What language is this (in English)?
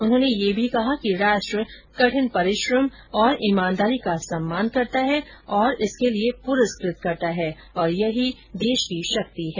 Hindi